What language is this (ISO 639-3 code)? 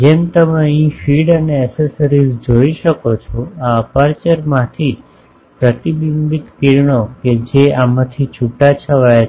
guj